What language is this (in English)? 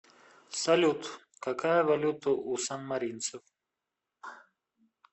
Russian